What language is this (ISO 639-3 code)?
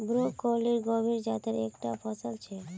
mag